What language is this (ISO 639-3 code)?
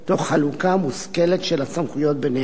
heb